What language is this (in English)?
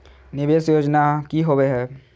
Magahi